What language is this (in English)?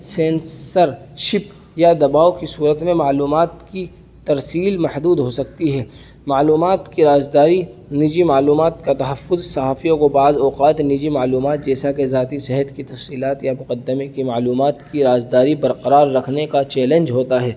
Urdu